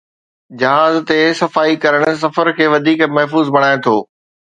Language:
Sindhi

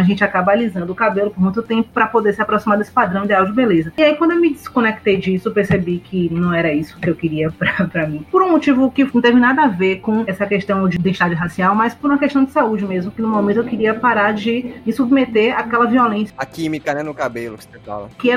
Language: Portuguese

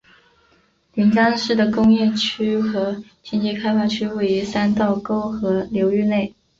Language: Chinese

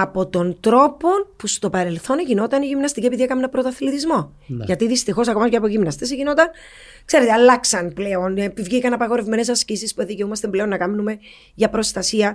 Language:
Greek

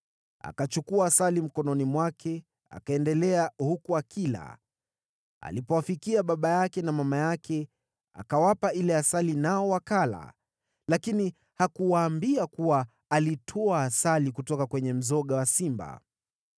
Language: Swahili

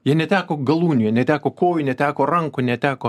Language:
Lithuanian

